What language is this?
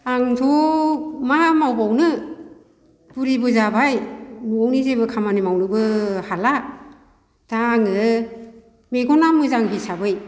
Bodo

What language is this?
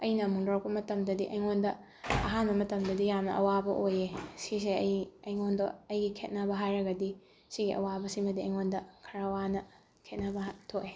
Manipuri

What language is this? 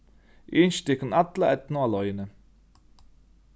Faroese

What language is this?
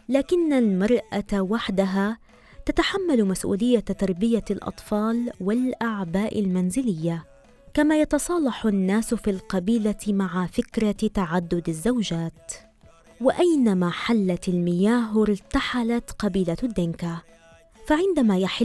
Arabic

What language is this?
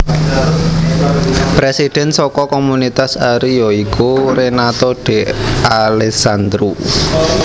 Javanese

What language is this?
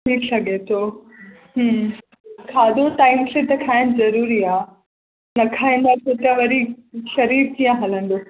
Sindhi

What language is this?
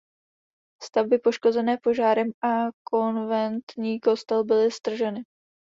Czech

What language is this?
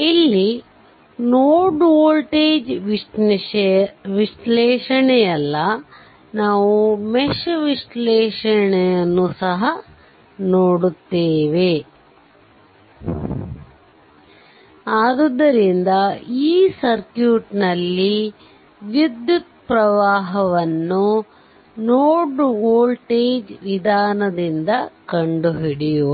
Kannada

